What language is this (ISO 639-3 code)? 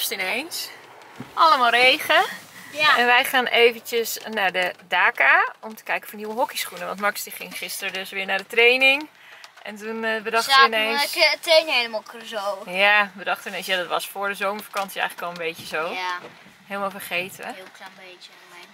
nld